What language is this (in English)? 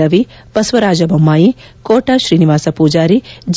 Kannada